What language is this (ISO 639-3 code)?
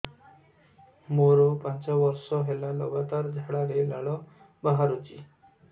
ori